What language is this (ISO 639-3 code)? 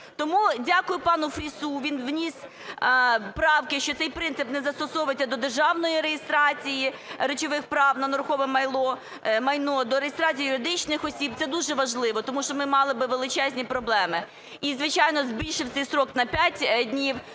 ukr